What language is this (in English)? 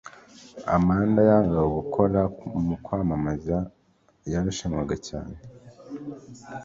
Kinyarwanda